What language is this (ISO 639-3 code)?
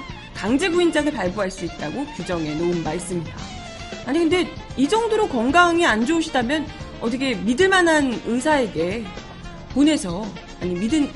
kor